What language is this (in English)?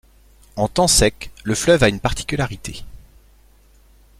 French